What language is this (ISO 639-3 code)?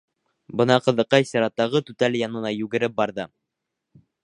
bak